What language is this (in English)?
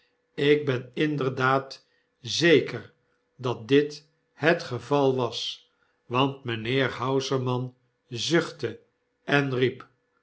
Dutch